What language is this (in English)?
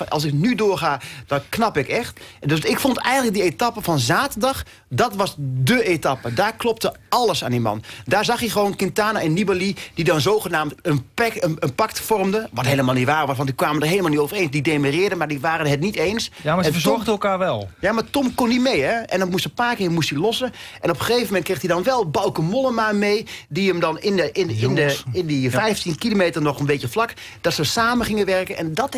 Dutch